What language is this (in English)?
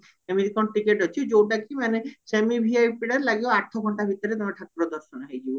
Odia